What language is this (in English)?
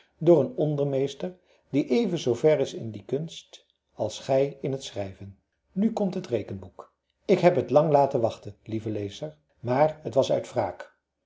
Dutch